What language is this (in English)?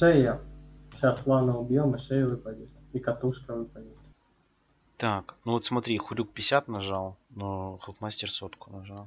Russian